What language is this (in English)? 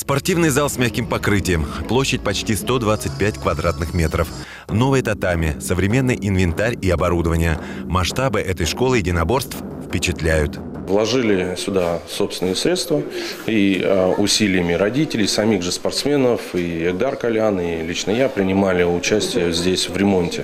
Russian